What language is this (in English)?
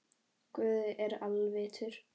Icelandic